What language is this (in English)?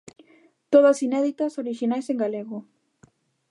Galician